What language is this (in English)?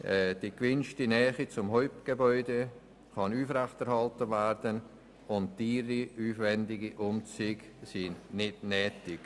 Swiss German